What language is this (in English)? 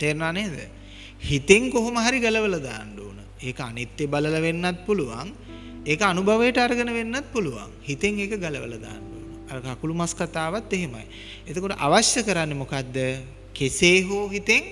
Sinhala